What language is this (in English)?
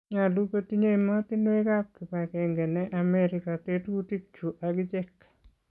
Kalenjin